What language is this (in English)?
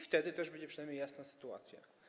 Polish